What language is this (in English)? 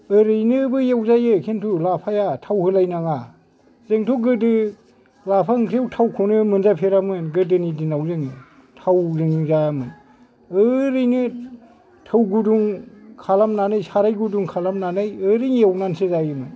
Bodo